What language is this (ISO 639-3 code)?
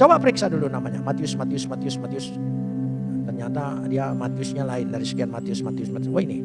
ind